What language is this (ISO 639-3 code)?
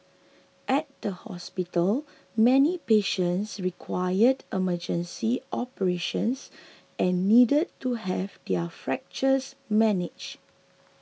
eng